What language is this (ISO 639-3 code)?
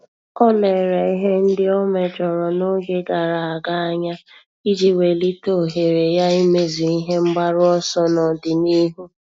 ibo